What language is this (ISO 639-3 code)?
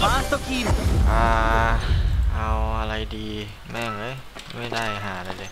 tha